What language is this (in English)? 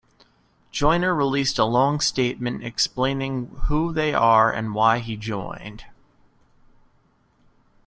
English